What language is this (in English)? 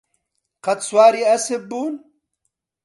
Central Kurdish